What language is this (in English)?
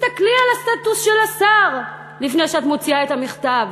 Hebrew